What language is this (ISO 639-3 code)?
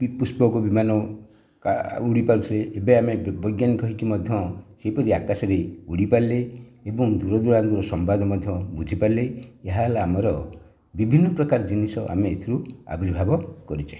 ori